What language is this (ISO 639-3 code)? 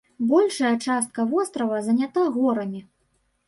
bel